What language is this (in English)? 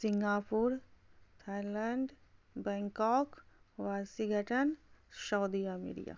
Maithili